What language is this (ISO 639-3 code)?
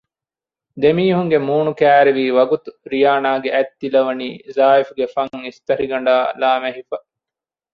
div